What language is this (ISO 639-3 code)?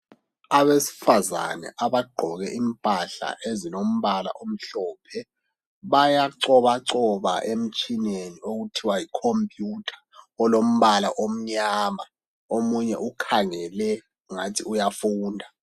nde